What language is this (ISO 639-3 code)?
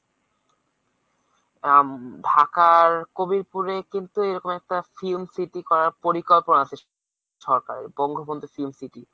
ben